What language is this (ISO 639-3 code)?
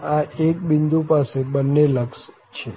guj